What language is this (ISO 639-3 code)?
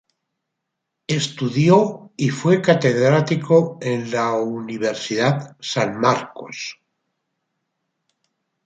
spa